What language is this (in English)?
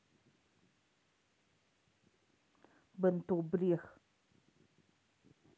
Russian